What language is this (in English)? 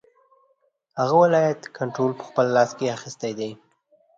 Pashto